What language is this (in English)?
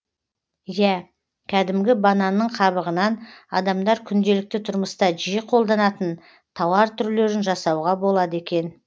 Kazakh